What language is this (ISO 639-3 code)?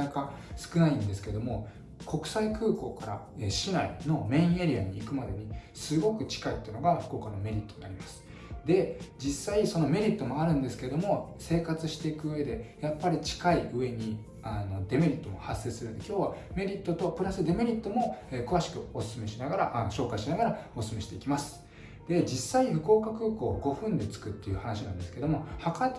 jpn